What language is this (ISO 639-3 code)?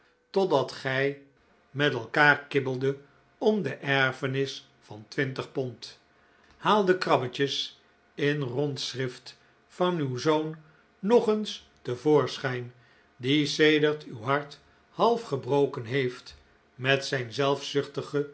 nld